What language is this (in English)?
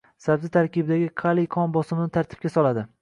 Uzbek